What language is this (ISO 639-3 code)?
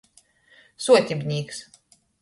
ltg